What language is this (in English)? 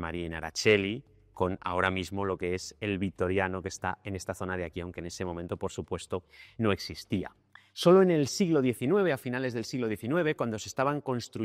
Spanish